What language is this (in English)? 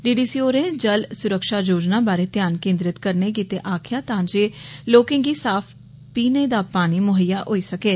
Dogri